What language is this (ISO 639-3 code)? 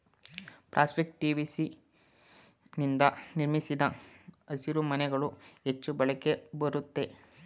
kan